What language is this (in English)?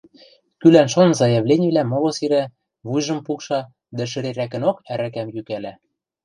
Western Mari